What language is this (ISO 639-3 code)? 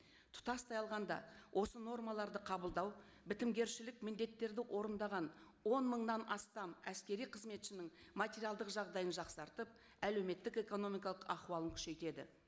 kaz